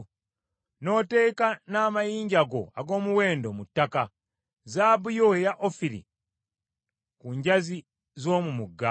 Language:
Ganda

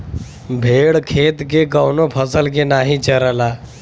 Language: Bhojpuri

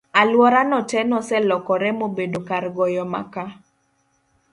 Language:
Luo (Kenya and Tanzania)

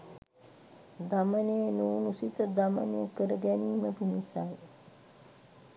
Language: Sinhala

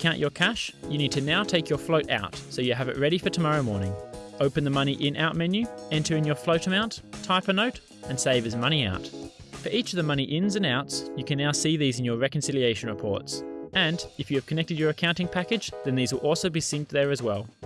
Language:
English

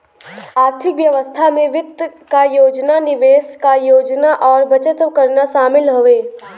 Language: Bhojpuri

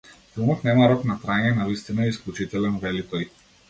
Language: Macedonian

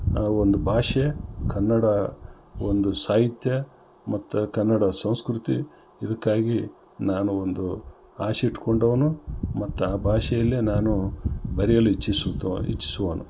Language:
Kannada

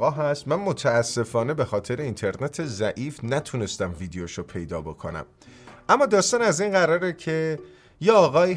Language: Persian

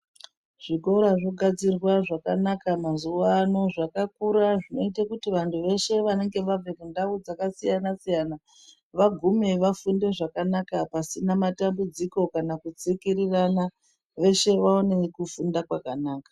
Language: Ndau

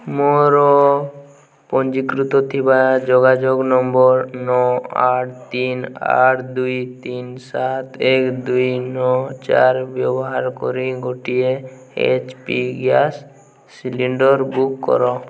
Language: Odia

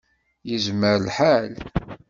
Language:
Kabyle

